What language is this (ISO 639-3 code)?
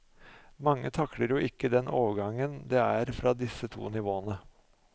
nor